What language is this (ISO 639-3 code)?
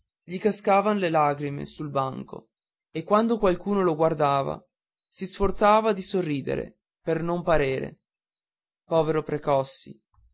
ita